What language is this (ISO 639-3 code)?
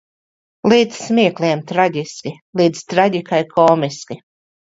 lav